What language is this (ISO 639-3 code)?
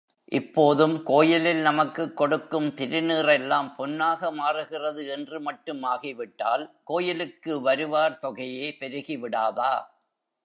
tam